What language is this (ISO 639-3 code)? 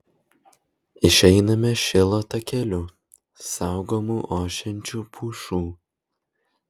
lit